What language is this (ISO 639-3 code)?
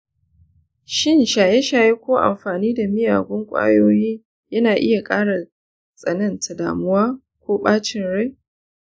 hau